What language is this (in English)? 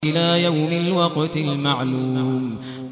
Arabic